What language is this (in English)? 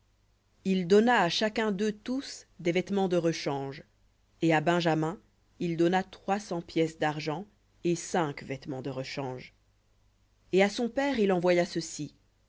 French